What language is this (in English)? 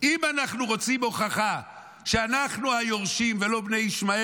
Hebrew